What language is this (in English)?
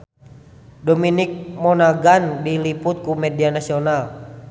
Sundanese